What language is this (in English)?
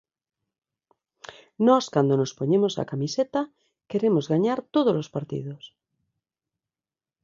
Galician